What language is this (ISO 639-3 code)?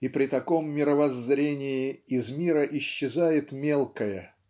rus